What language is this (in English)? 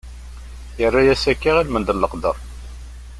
Kabyle